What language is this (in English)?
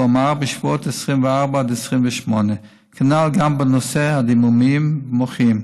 Hebrew